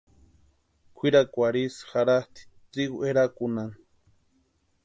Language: Western Highland Purepecha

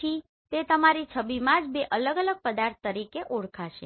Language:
Gujarati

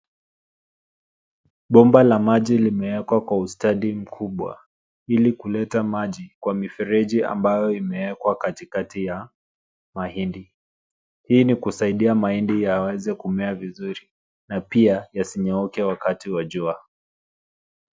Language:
Swahili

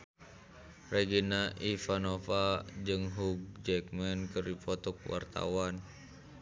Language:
Sundanese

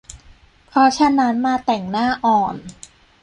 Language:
Thai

